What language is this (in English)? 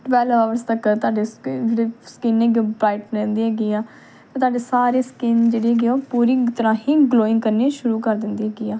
Punjabi